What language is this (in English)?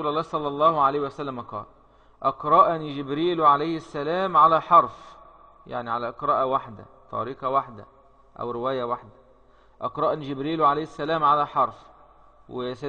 Arabic